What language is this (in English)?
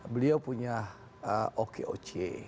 Indonesian